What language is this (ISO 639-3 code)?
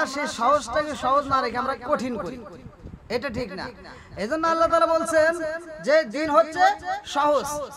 ron